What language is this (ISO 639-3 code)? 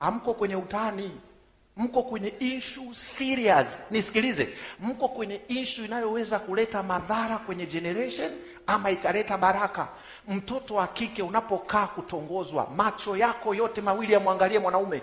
swa